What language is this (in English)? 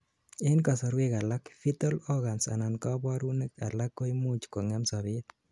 Kalenjin